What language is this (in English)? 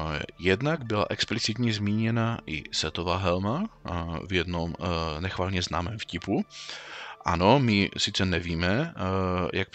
Czech